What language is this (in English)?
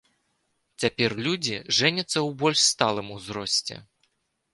Belarusian